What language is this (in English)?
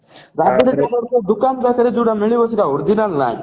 Odia